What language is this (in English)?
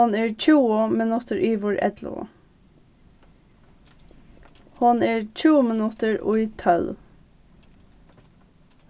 Faroese